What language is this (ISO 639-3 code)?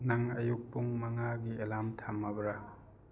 mni